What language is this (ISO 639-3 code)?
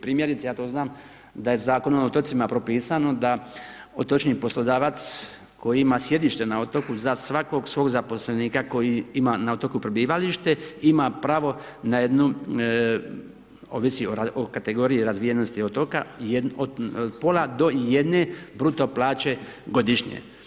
hrv